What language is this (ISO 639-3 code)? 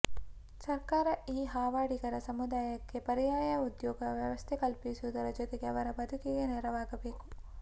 kan